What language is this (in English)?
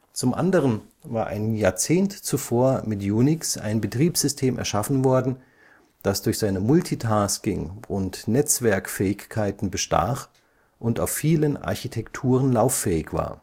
German